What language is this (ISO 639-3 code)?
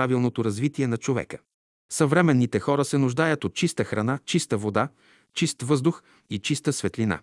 bul